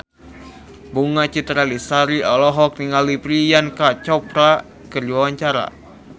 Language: Sundanese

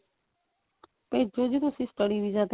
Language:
Punjabi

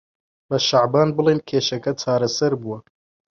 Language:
Central Kurdish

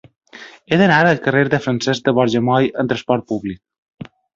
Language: Catalan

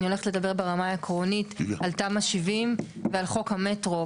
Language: Hebrew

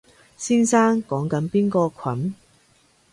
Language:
Cantonese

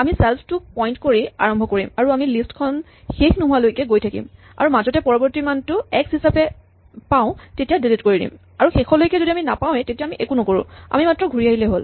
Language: Assamese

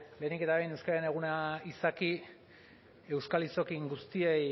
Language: Basque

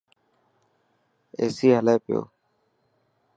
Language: Dhatki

